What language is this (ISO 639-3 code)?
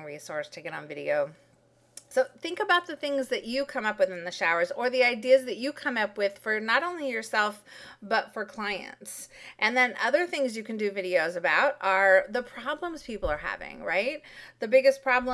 eng